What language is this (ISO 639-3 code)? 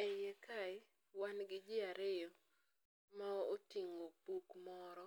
luo